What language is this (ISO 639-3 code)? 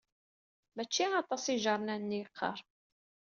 kab